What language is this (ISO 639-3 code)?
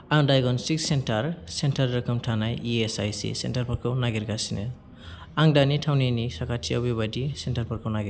brx